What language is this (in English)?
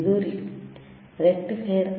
Kannada